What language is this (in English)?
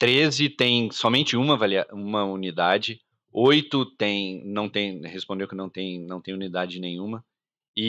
Portuguese